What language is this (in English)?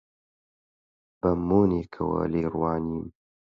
Central Kurdish